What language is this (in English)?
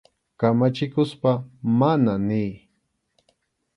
Arequipa-La Unión Quechua